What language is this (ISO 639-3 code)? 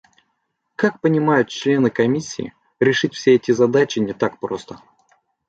rus